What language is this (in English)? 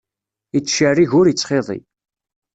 Kabyle